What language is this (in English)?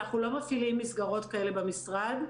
Hebrew